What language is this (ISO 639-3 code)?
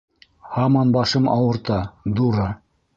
bak